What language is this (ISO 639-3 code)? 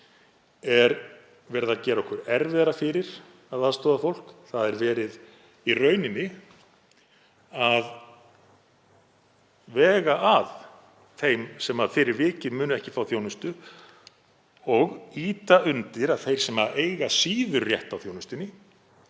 isl